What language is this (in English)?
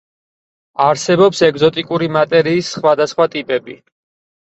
Georgian